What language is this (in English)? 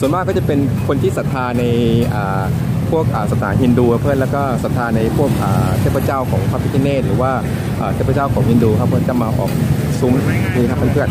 Thai